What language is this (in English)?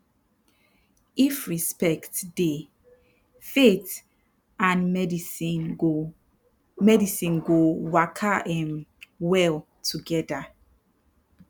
Nigerian Pidgin